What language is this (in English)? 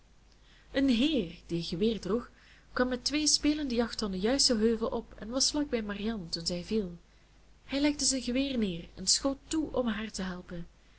Dutch